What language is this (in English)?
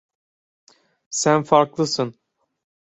Turkish